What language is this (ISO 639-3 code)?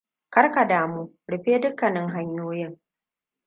hau